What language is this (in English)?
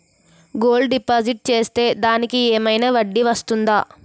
Telugu